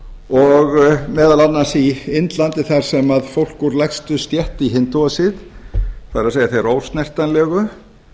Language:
Icelandic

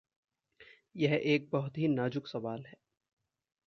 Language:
Hindi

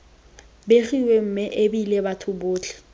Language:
Tswana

